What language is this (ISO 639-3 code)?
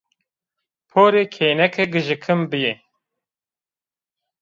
zza